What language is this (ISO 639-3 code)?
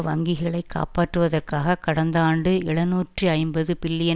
tam